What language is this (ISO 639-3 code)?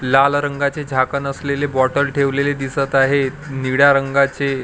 mar